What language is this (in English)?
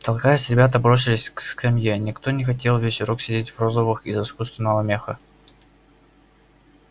Russian